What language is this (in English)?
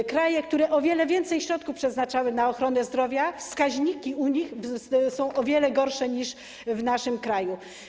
Polish